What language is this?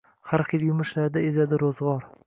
Uzbek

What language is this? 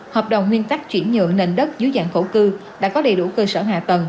Vietnamese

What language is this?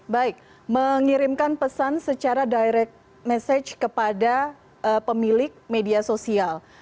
Indonesian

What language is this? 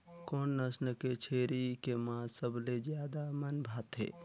Chhattisgarhi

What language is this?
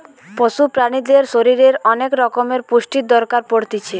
Bangla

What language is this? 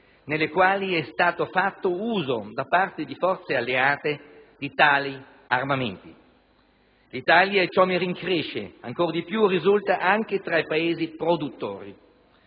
Italian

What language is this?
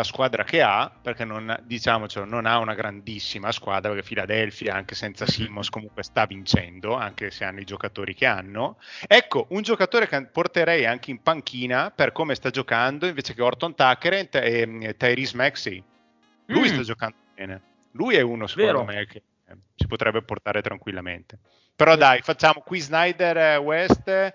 Italian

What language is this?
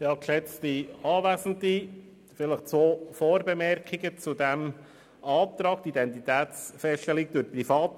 Swiss German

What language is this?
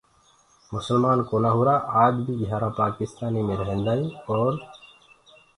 Gurgula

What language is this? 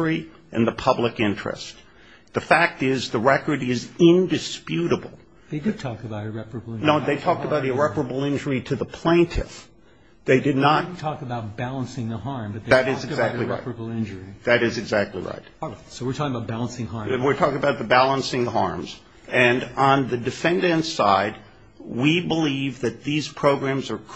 English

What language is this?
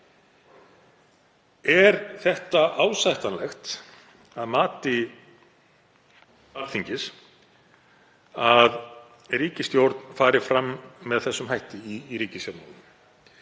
Icelandic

